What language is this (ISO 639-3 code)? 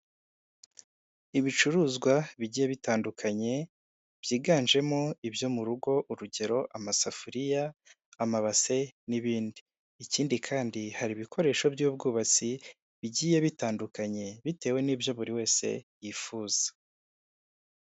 kin